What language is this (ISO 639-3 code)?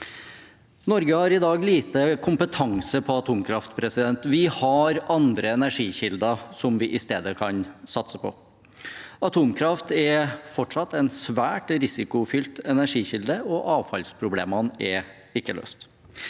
nor